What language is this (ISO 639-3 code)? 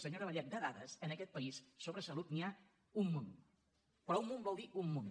cat